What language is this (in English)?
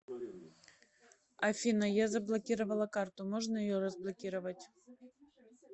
Russian